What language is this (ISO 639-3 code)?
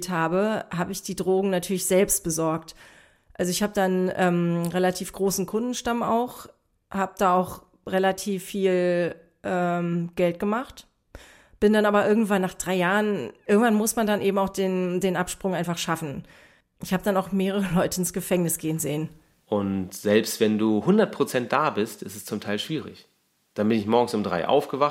deu